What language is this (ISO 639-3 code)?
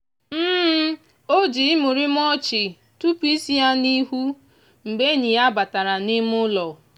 ibo